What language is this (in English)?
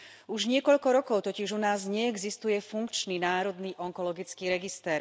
Slovak